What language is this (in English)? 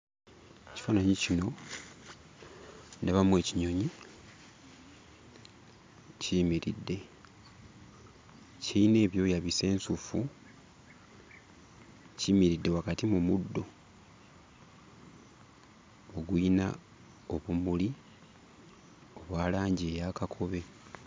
Ganda